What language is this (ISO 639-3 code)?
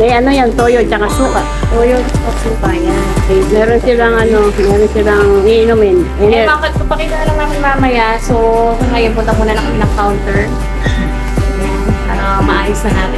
fil